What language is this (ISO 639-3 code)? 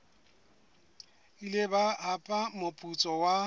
sot